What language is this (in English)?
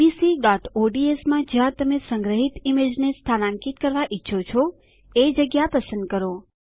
Gujarati